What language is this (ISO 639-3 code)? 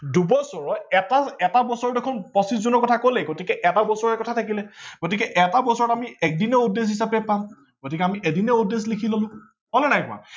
asm